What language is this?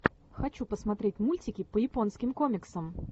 Russian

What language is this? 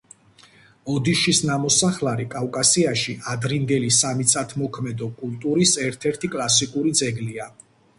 Georgian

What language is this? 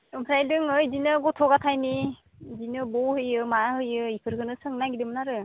Bodo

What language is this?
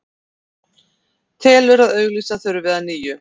Icelandic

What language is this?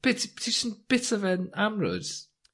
Welsh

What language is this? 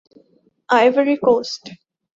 Urdu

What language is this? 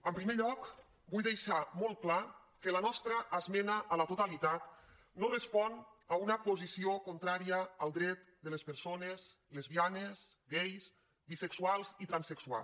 Catalan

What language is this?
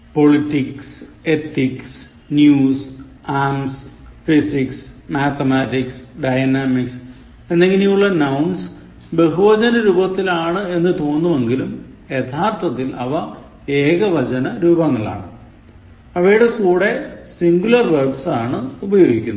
Malayalam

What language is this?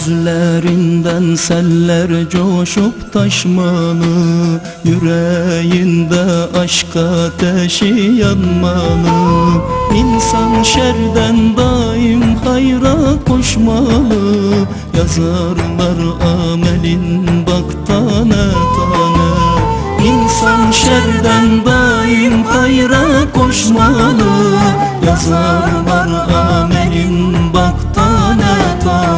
Turkish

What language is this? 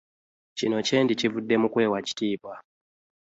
Ganda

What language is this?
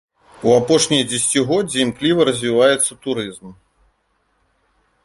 Belarusian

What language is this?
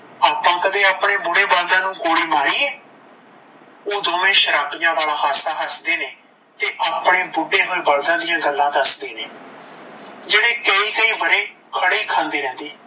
Punjabi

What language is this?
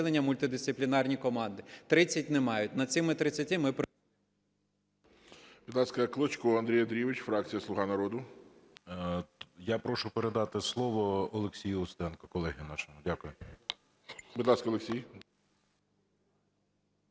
Ukrainian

